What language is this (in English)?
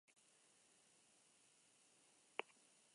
Basque